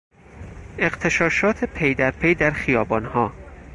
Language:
Persian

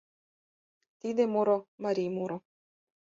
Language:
Mari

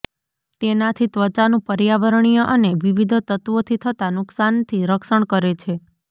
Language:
Gujarati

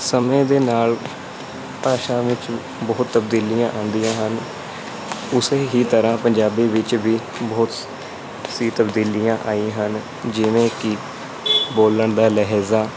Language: Punjabi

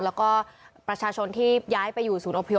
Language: Thai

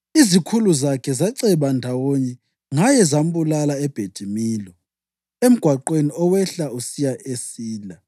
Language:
North Ndebele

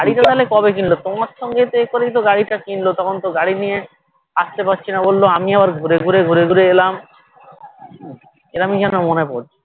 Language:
Bangla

